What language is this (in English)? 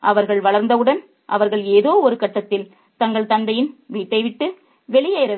Tamil